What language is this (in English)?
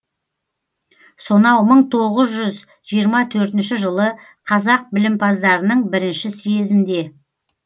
Kazakh